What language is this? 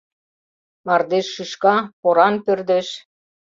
Mari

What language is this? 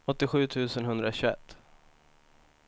Swedish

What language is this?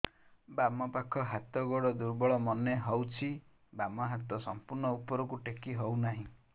Odia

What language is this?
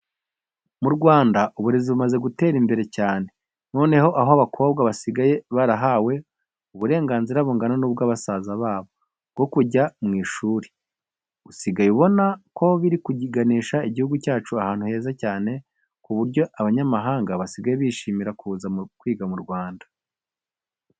Kinyarwanda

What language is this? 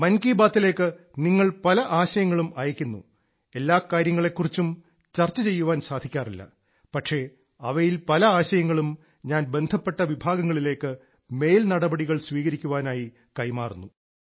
Malayalam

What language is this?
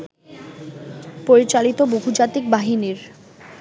Bangla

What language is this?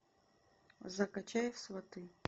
Russian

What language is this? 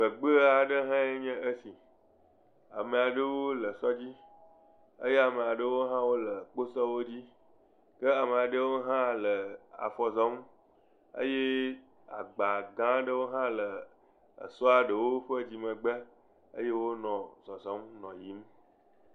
Ewe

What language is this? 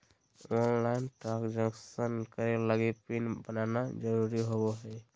Magahi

